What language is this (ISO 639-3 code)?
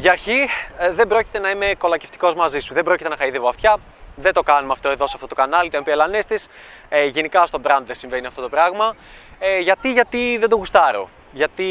ell